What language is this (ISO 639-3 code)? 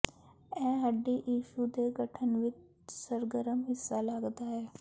pan